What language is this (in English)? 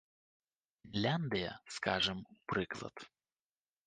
Belarusian